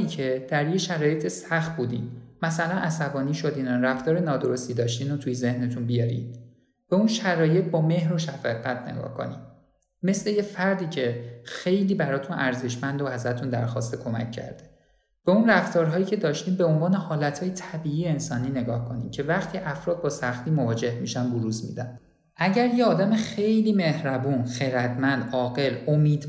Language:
Persian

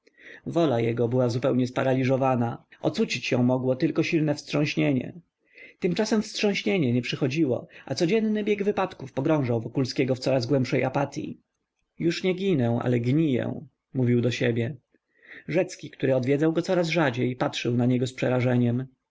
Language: Polish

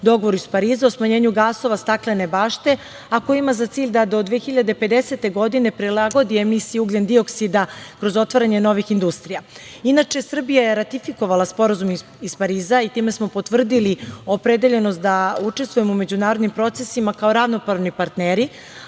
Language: Serbian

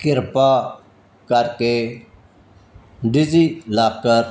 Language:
Punjabi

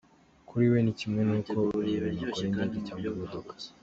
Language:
Kinyarwanda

